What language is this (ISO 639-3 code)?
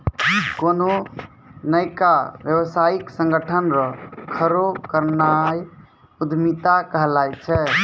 mai